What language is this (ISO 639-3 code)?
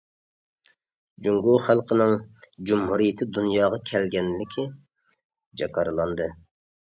uig